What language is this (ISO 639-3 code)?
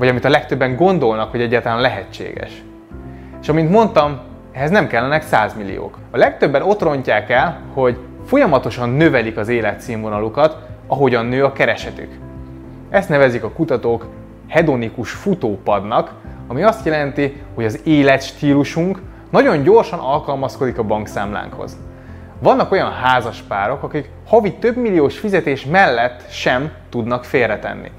hun